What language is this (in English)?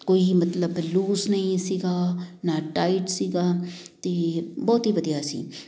Punjabi